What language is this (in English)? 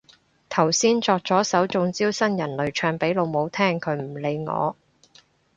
Cantonese